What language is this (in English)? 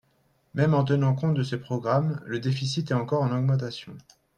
French